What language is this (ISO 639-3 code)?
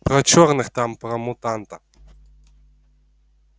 rus